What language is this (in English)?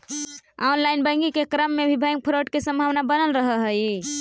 Magahi